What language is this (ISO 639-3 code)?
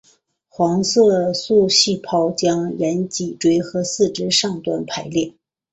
zho